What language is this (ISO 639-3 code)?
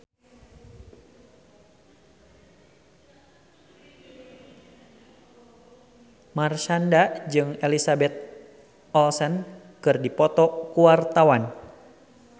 sun